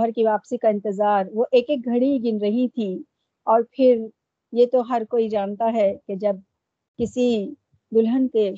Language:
Urdu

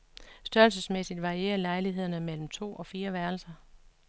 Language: Danish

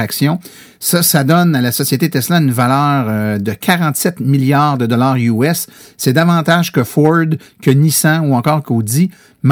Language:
French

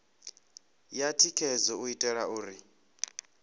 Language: Venda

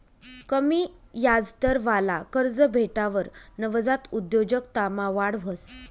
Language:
Marathi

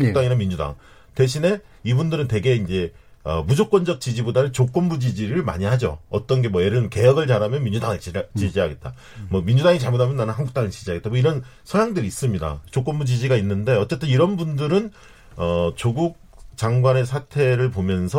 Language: Korean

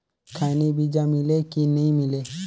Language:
Chhattisgarhi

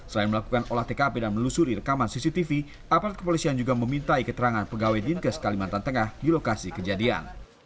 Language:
Indonesian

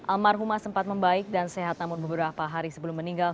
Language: Indonesian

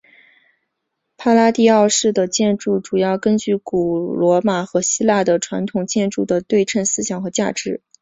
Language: Chinese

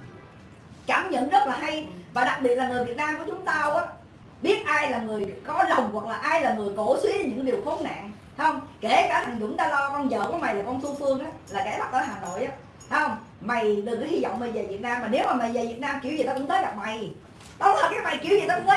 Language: Vietnamese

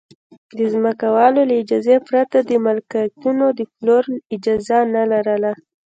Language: Pashto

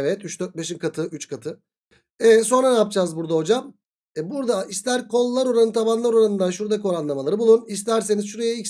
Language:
Turkish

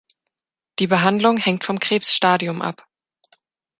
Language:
German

